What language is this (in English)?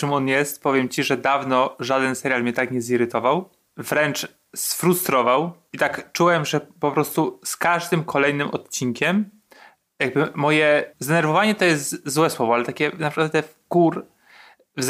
Polish